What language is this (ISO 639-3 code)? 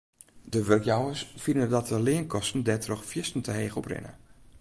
fry